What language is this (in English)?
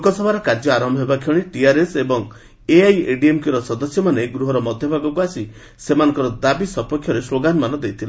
Odia